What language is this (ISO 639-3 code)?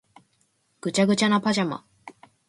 jpn